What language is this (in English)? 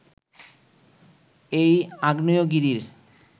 Bangla